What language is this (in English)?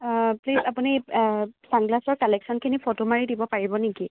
Assamese